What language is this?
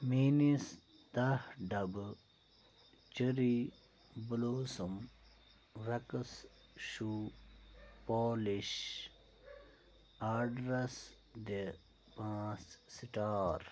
Kashmiri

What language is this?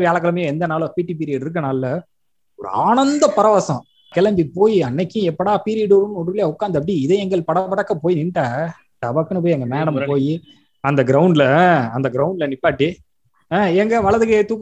Tamil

